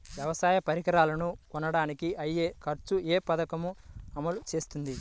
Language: Telugu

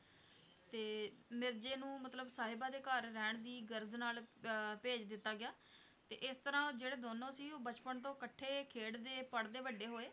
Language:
Punjabi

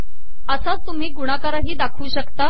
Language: Marathi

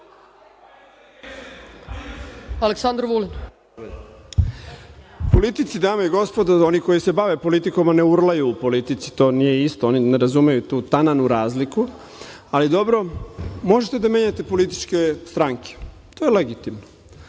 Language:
Serbian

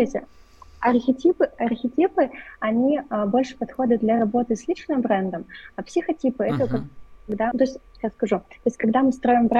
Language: Russian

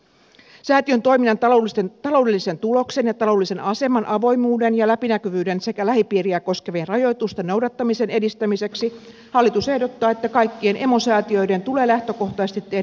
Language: Finnish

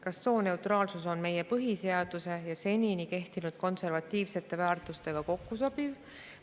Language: Estonian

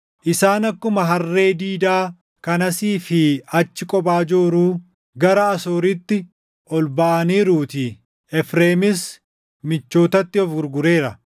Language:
Oromo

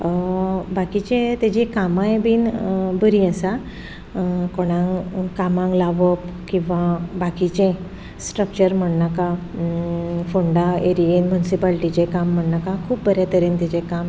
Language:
Konkani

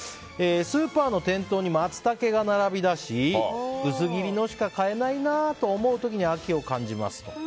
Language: Japanese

